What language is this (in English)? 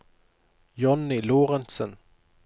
Norwegian